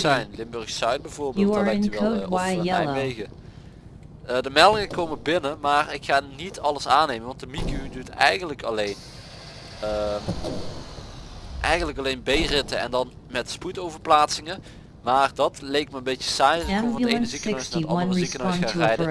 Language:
Dutch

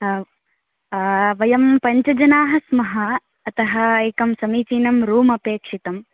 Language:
Sanskrit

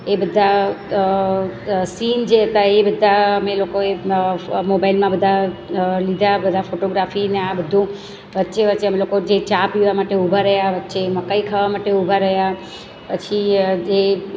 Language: Gujarati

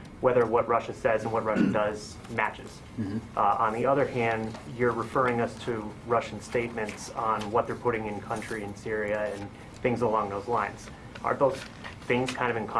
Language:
English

